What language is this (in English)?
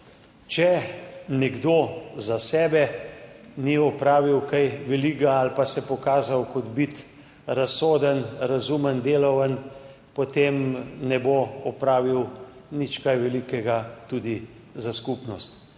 Slovenian